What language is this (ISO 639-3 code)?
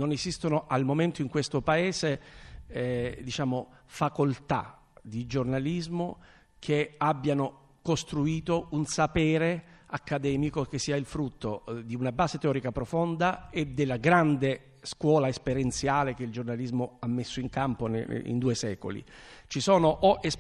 ita